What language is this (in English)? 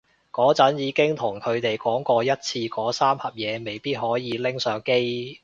Cantonese